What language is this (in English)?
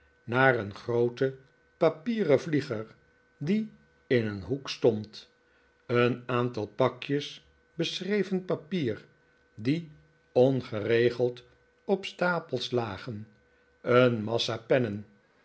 Dutch